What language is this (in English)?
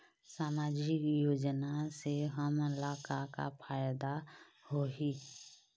Chhattisgarhi